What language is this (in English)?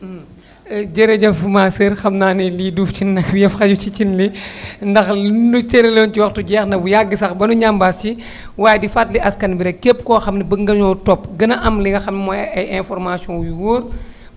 Wolof